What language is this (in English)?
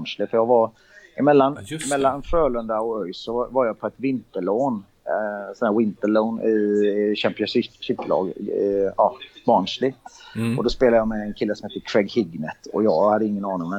Swedish